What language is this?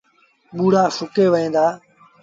Sindhi Bhil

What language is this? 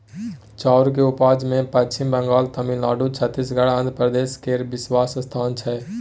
Maithili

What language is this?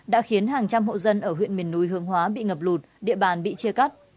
Vietnamese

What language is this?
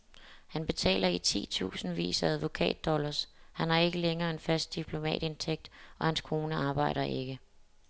Danish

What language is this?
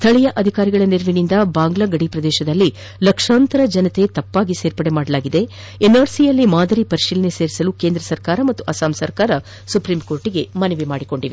Kannada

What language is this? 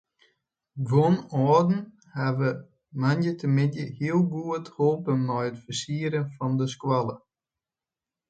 Western Frisian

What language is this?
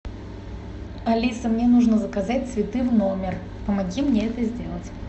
Russian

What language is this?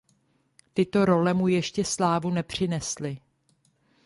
Czech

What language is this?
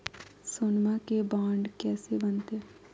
Magahi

